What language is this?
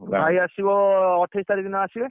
Odia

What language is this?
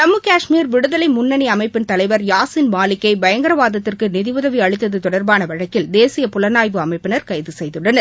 Tamil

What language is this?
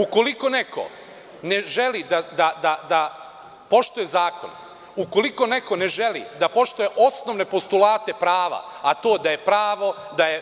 Serbian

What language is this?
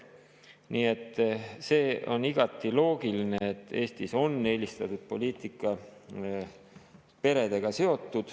Estonian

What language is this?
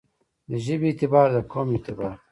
Pashto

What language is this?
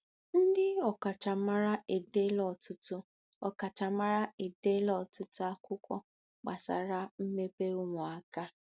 Igbo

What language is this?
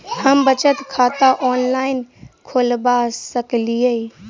Maithili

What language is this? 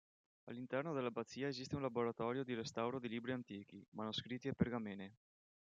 Italian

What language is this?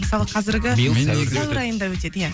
Kazakh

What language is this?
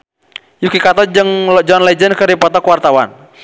Sundanese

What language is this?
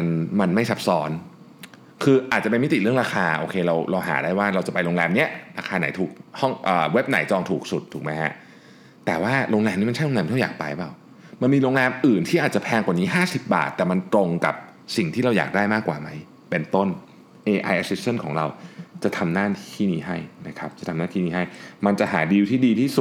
Thai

